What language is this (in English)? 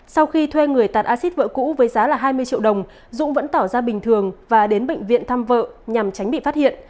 Vietnamese